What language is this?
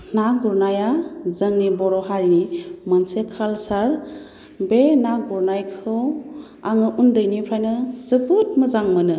Bodo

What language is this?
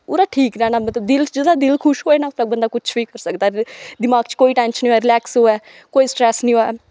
Dogri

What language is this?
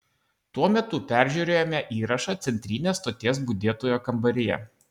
Lithuanian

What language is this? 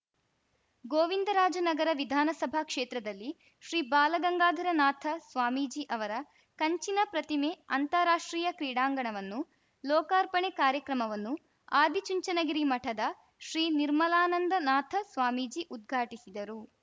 Kannada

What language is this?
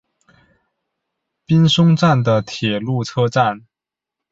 Chinese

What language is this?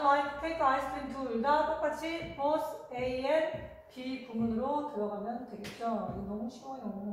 Korean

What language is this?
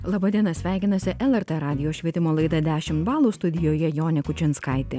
Lithuanian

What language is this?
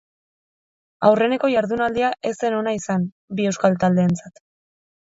Basque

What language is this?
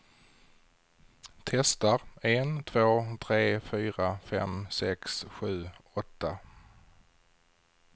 Swedish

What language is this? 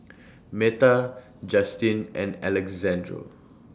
English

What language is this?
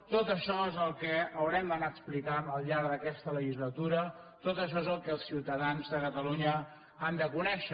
Catalan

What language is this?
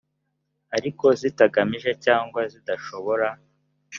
Kinyarwanda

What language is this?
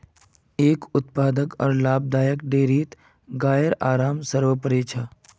Magahi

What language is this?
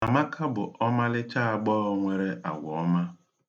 Igbo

